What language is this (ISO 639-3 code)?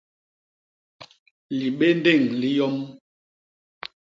bas